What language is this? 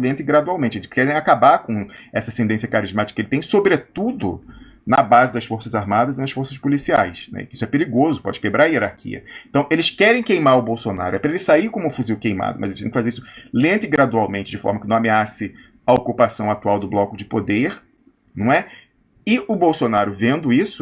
Portuguese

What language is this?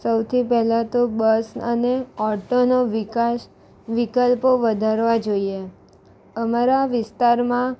Gujarati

